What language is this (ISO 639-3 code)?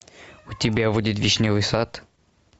rus